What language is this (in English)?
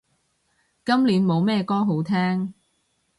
Cantonese